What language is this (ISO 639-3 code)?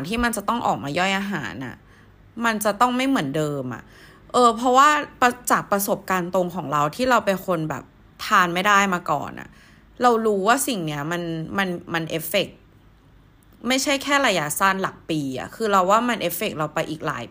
tha